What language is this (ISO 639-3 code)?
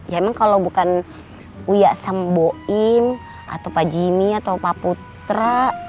ind